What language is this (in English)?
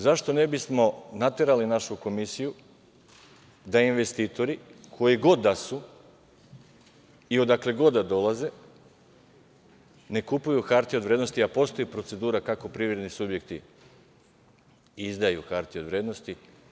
Serbian